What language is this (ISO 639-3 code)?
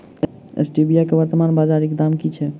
mai